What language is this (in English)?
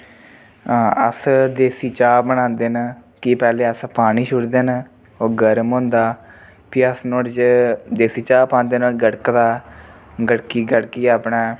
Dogri